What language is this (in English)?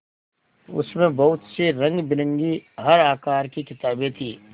Hindi